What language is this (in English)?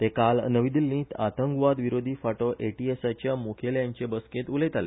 Konkani